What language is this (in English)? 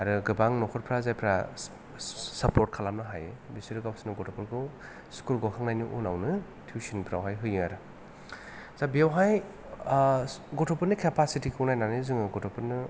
Bodo